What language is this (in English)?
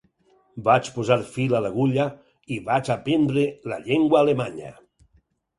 Catalan